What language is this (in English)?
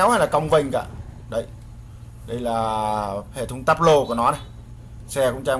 Vietnamese